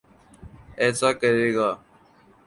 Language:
Urdu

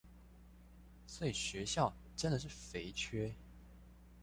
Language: Chinese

